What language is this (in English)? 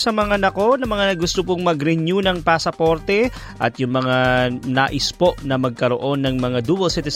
Filipino